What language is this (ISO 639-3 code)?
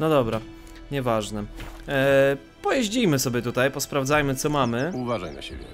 pol